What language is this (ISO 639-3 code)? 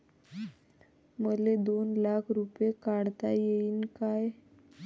mar